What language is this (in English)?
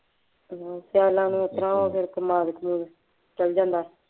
Punjabi